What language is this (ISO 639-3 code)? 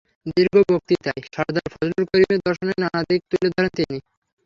ben